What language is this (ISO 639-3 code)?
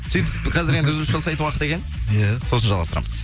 kaz